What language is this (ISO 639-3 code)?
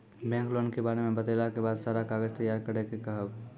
mai